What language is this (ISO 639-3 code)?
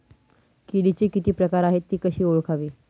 mar